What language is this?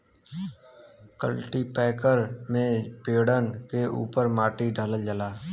Bhojpuri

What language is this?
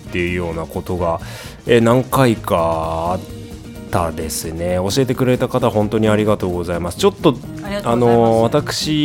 Japanese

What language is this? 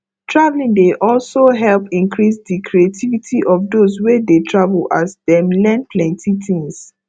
Nigerian Pidgin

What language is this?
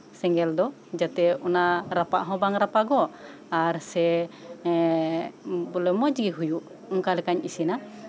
Santali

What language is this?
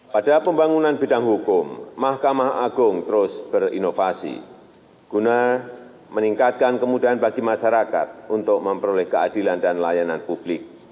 Indonesian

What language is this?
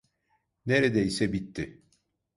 Turkish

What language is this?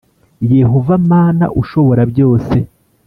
Kinyarwanda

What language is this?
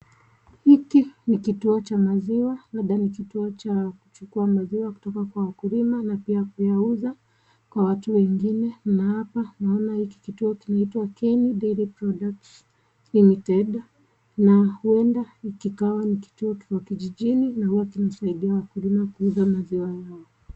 Swahili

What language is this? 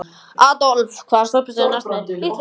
Icelandic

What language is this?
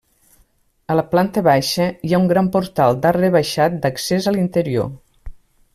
Catalan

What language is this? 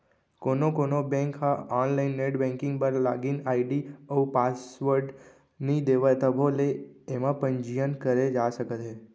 Chhattisgarhi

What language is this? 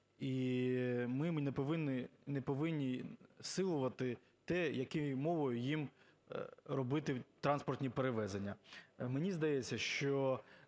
Ukrainian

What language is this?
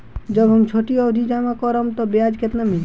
Bhojpuri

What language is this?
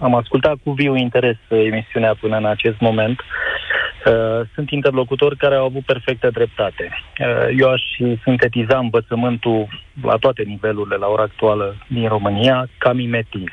Romanian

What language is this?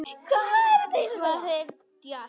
Icelandic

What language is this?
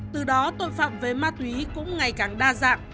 Vietnamese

